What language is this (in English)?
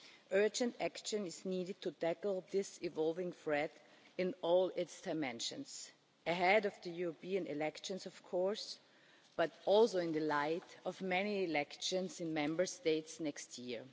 English